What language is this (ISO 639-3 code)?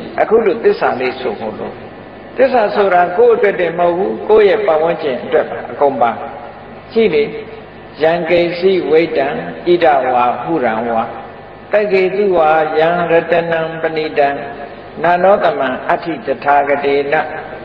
tha